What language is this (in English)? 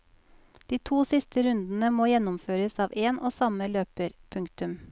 Norwegian